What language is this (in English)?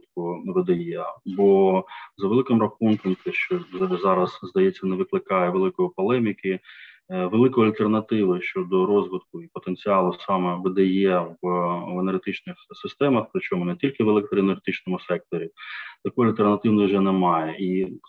Ukrainian